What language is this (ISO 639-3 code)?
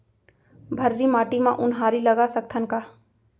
hne